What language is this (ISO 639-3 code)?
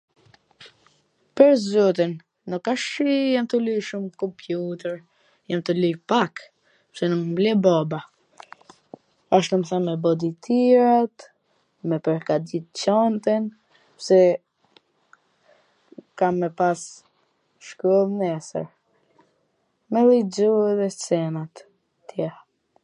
aln